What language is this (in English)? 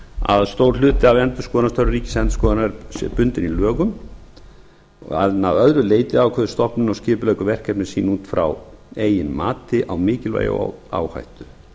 Icelandic